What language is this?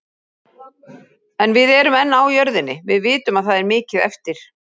Icelandic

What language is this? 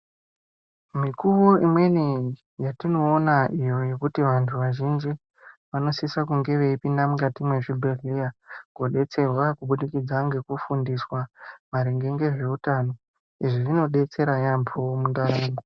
Ndau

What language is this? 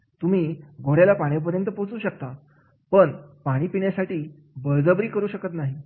Marathi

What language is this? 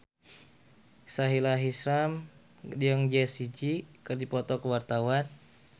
Sundanese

